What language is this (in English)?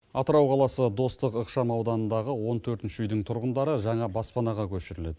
Kazakh